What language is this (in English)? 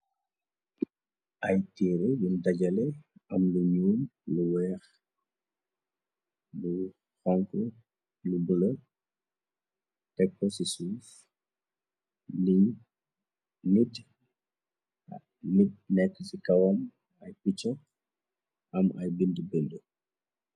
Wolof